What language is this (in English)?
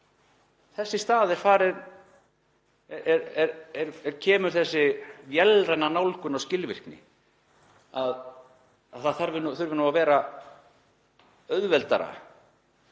Icelandic